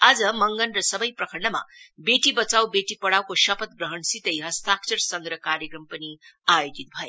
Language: Nepali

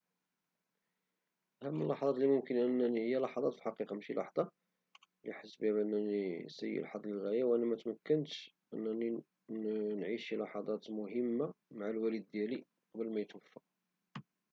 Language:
Moroccan Arabic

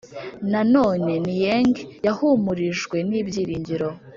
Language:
Kinyarwanda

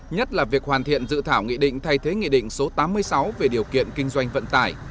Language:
Vietnamese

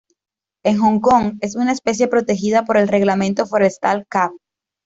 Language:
Spanish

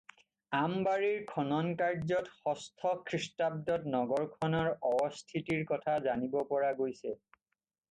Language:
Assamese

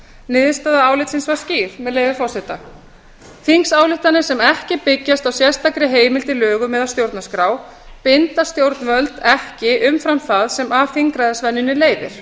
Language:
Icelandic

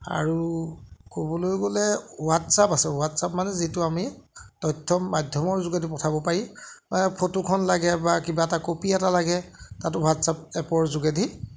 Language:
Assamese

